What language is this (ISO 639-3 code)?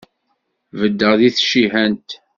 kab